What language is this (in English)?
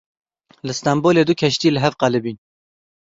Kurdish